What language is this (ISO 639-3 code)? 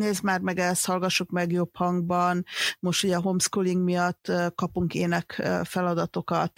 hun